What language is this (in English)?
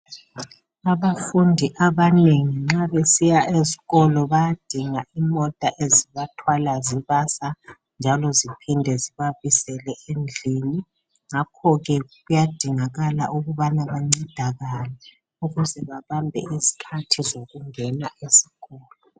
North Ndebele